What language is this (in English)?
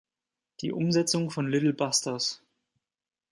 German